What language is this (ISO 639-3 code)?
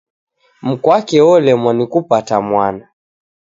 dav